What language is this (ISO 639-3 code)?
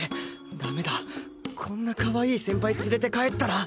jpn